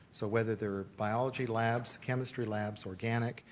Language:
English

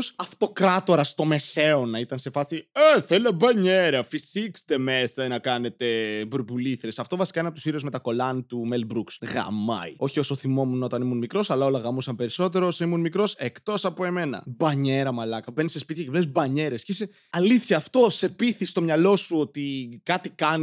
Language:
Greek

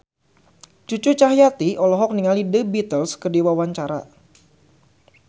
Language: Sundanese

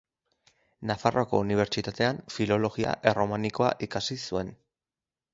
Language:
Basque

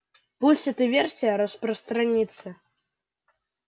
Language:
Russian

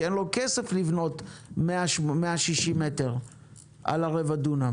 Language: Hebrew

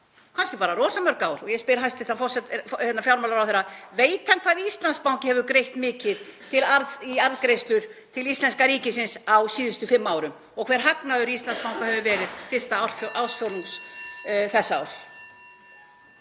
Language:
Icelandic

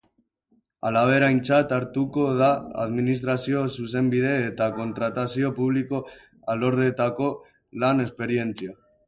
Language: Basque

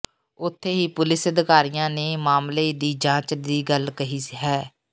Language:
Punjabi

